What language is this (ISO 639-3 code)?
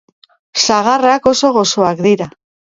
eus